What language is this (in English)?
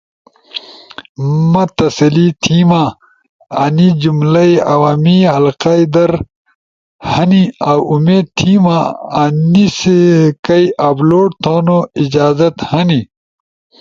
Ushojo